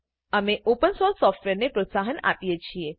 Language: Gujarati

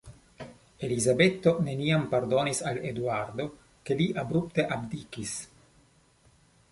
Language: Esperanto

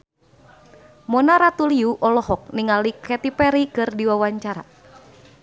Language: Sundanese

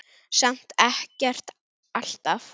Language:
Icelandic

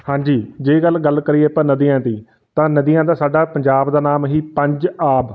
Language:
Punjabi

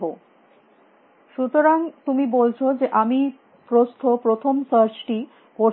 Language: Bangla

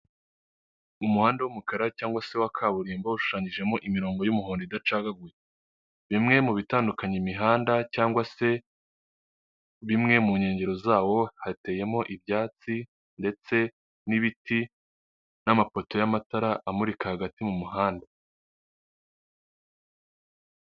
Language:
Kinyarwanda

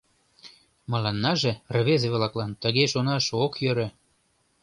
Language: Mari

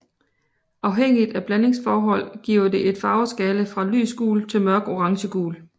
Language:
Danish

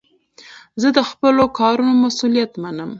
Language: Pashto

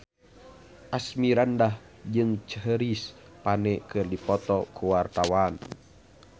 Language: Sundanese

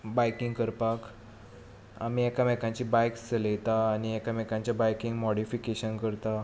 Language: Konkani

